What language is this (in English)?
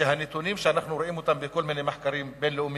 Hebrew